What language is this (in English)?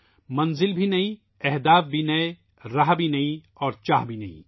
Urdu